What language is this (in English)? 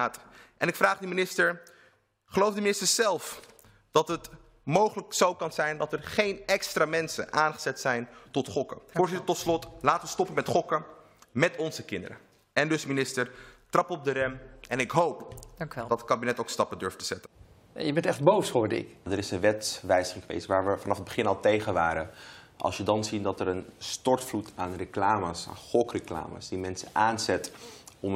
Dutch